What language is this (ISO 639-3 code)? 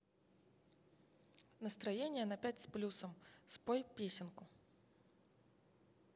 rus